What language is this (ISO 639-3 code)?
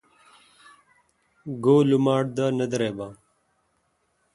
xka